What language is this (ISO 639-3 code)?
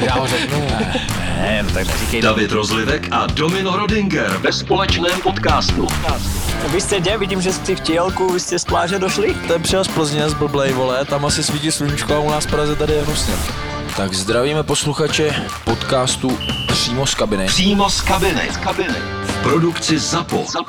slk